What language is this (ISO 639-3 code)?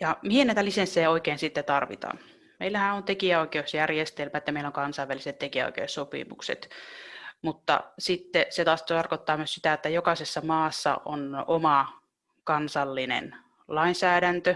fin